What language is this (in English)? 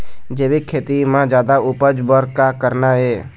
Chhattisgarhi